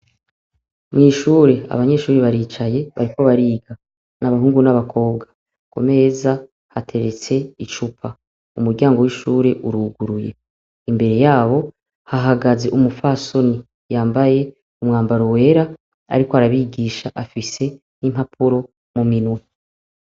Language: Rundi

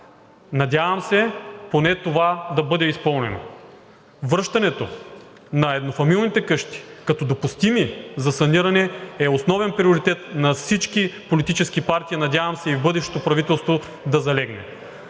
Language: Bulgarian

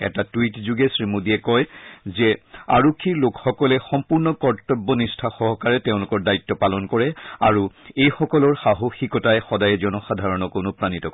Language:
Assamese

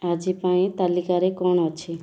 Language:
Odia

